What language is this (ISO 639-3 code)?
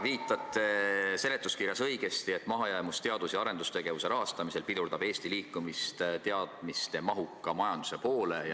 est